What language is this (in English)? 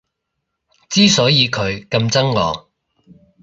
Cantonese